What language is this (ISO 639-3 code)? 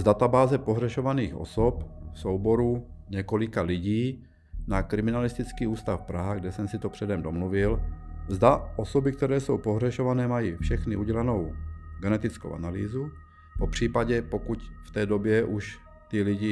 ces